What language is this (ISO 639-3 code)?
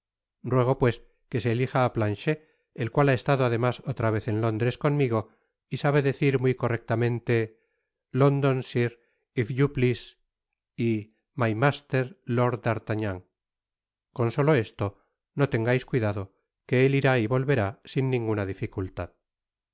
spa